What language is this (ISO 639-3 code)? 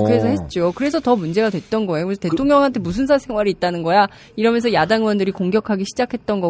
kor